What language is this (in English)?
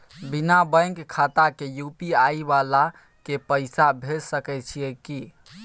Maithili